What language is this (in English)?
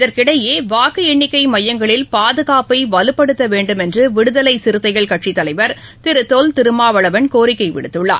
Tamil